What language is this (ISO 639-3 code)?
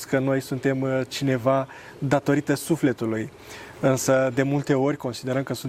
ron